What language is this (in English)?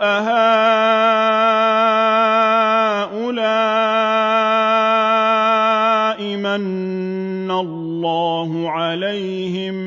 Arabic